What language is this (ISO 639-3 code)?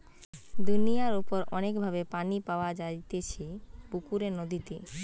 ben